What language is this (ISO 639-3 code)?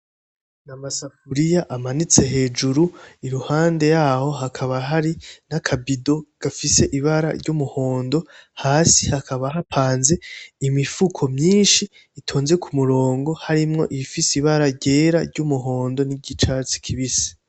run